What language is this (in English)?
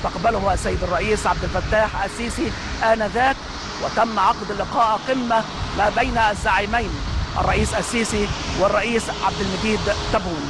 Arabic